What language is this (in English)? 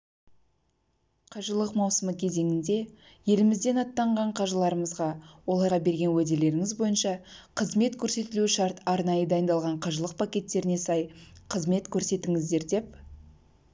Kazakh